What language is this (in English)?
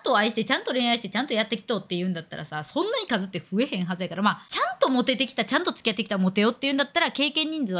Japanese